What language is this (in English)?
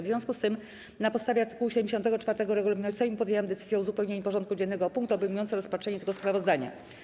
Polish